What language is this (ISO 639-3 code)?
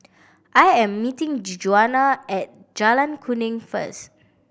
eng